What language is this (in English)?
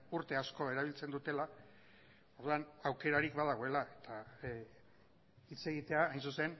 Basque